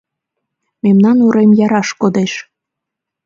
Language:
Mari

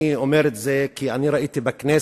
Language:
Hebrew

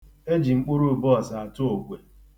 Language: Igbo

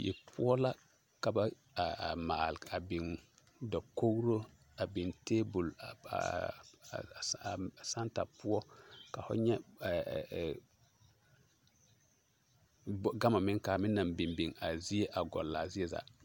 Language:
Southern Dagaare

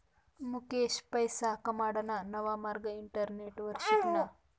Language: Marathi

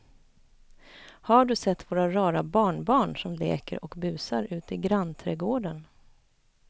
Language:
Swedish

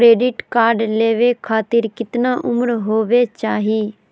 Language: Magahi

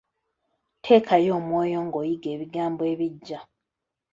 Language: Ganda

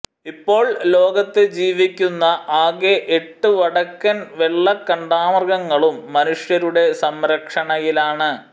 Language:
Malayalam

